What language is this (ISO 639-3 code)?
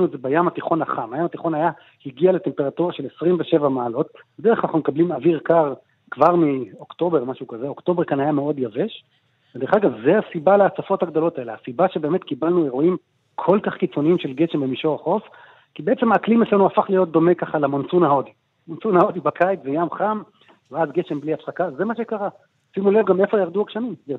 heb